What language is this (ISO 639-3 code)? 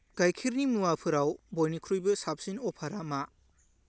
brx